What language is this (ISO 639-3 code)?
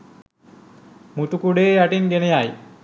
sin